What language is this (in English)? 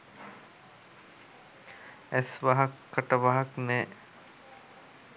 Sinhala